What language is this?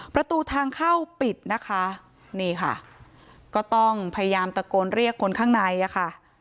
Thai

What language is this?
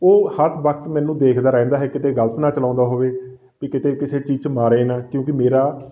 Punjabi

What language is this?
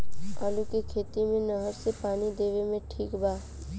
Bhojpuri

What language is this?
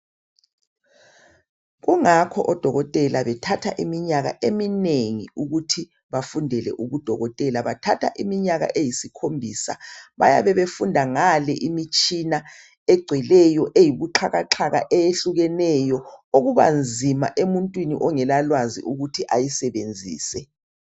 North Ndebele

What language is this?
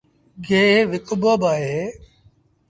Sindhi Bhil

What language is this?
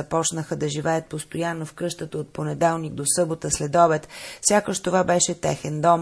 Bulgarian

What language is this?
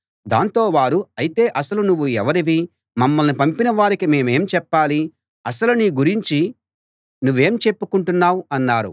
Telugu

